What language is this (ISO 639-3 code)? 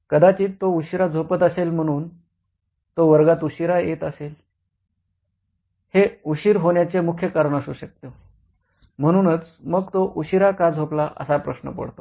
mar